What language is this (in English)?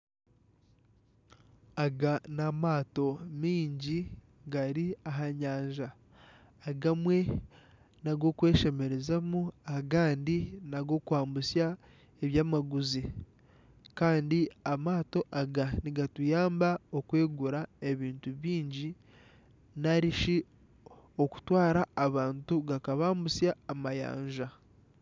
Nyankole